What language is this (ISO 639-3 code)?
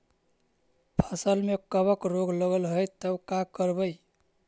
mag